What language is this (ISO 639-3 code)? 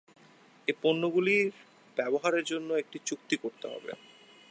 ben